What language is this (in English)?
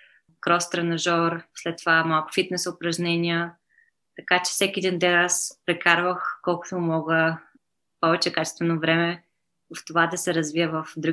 Bulgarian